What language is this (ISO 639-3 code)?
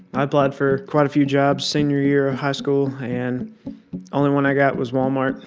eng